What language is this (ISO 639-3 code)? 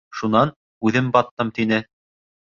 bak